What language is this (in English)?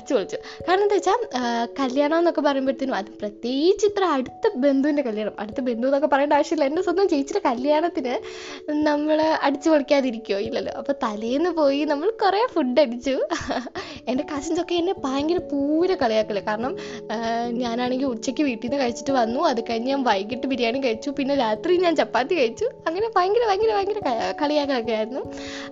Malayalam